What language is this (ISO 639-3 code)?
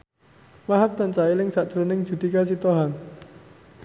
jav